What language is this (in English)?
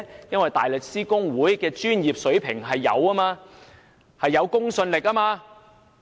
Cantonese